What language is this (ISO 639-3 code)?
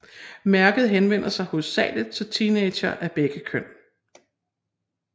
dan